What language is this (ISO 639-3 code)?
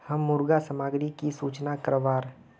mag